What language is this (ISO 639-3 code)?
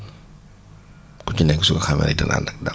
wol